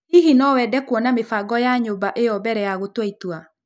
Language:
Kikuyu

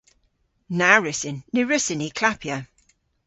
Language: Cornish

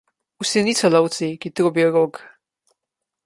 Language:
Slovenian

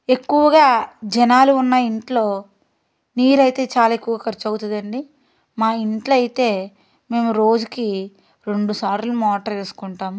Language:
Telugu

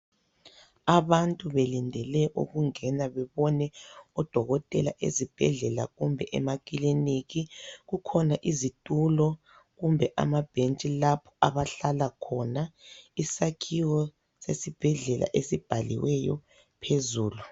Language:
North Ndebele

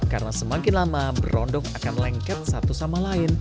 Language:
Indonesian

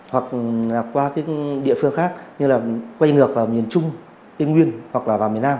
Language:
Vietnamese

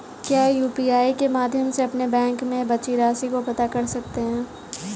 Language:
Hindi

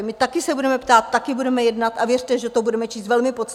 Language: Czech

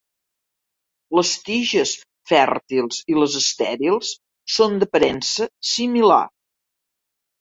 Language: Catalan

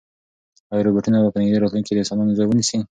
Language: Pashto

